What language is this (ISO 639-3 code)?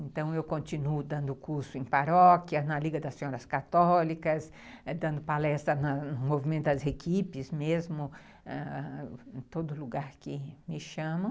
por